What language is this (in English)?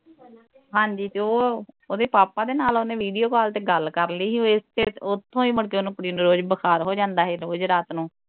Punjabi